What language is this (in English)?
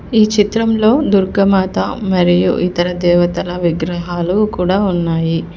Telugu